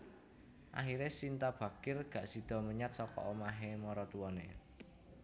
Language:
Javanese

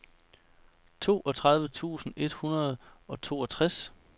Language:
Danish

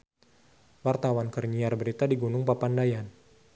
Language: Sundanese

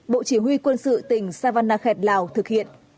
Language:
Vietnamese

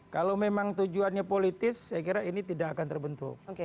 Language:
Indonesian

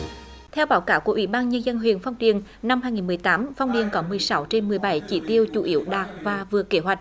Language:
Vietnamese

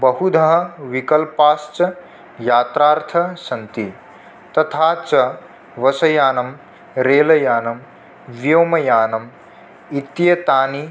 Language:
Sanskrit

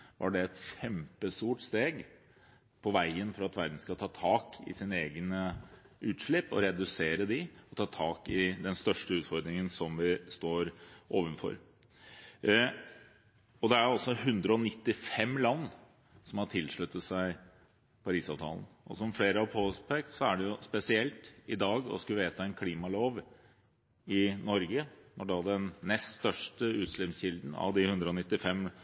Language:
Norwegian Bokmål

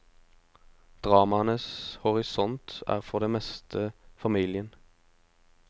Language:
Norwegian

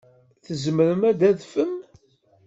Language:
Kabyle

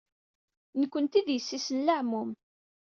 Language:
Kabyle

